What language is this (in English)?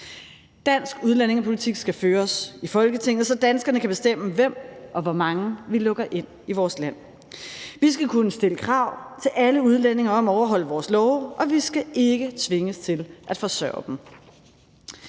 Danish